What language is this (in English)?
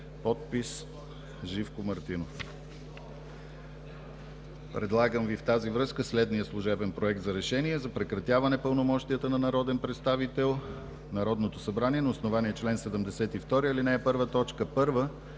Bulgarian